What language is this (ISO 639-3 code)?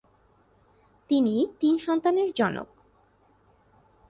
ben